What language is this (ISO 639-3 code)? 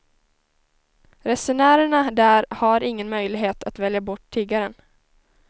swe